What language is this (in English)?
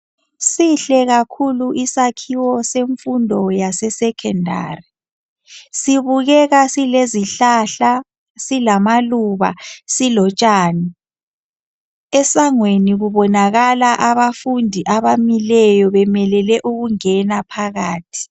North Ndebele